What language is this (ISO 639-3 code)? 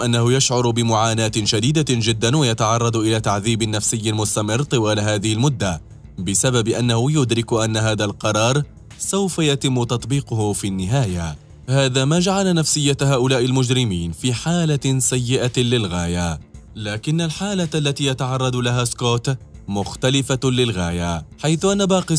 ara